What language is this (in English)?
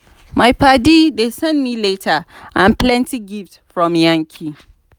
Nigerian Pidgin